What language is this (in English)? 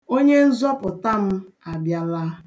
Igbo